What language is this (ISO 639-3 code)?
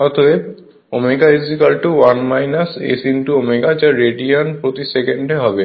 ben